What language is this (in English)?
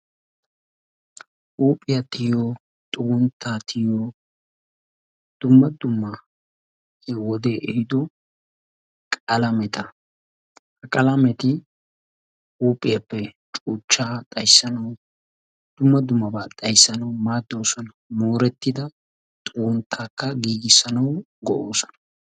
Wolaytta